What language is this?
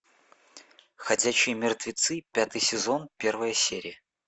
Russian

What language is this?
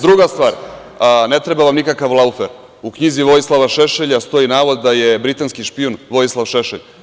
Serbian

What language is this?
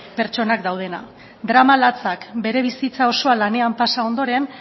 Basque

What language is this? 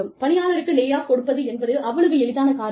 Tamil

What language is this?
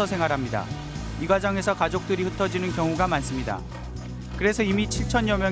Korean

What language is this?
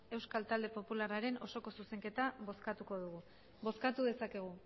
Basque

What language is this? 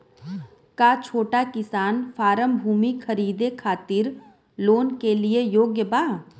Bhojpuri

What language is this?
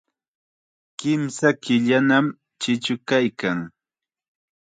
Chiquián Ancash Quechua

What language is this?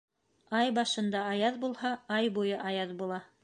Bashkir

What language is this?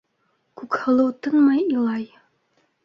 Bashkir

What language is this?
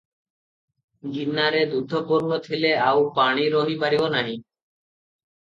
Odia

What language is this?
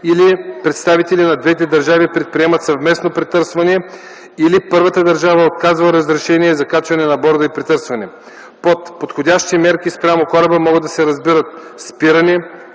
Bulgarian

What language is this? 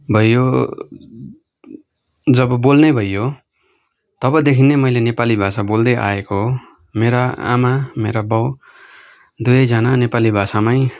Nepali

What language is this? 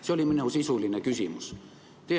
Estonian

